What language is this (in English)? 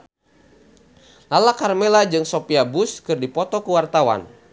Sundanese